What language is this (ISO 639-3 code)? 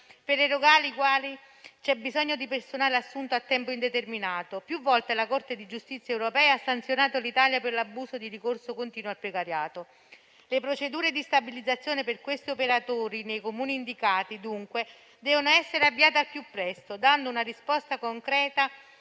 ita